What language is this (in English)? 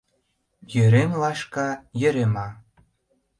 Mari